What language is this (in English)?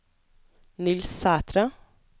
Norwegian